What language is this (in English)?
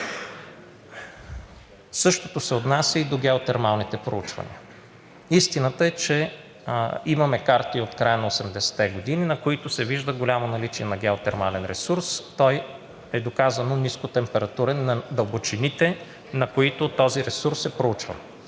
Bulgarian